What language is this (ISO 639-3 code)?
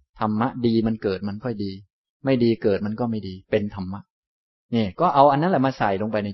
tha